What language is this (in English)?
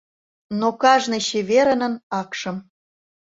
Mari